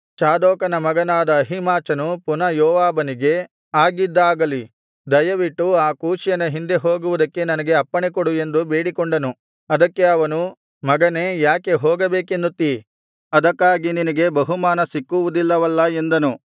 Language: Kannada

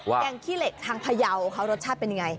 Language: Thai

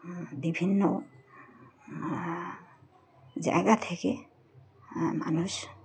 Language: Bangla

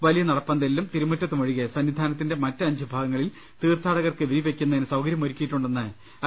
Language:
Malayalam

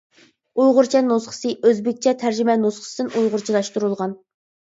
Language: Uyghur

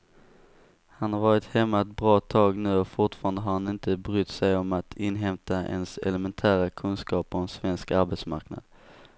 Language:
Swedish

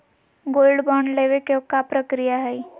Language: Magahi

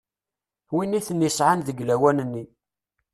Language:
Kabyle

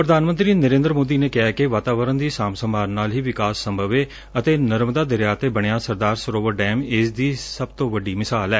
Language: Punjabi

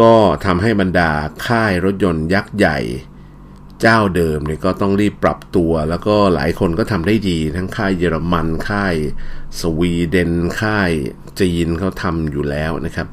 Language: Thai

